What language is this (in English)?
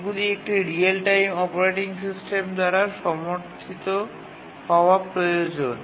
Bangla